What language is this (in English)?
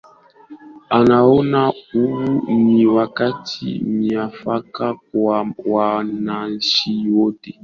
Swahili